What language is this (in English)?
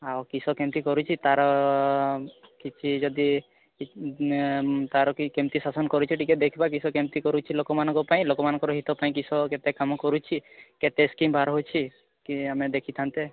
Odia